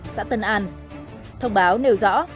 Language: Vietnamese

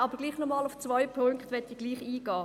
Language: Swiss German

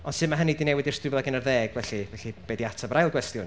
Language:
Welsh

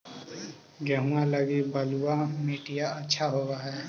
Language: Magahi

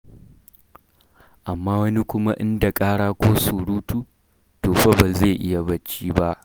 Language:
Hausa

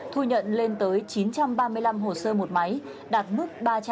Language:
Vietnamese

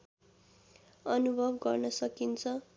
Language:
Nepali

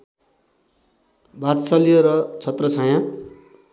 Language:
Nepali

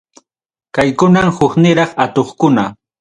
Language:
Ayacucho Quechua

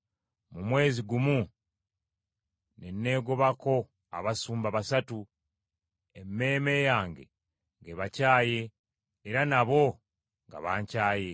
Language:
Ganda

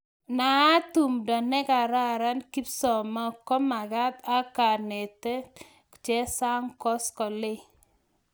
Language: Kalenjin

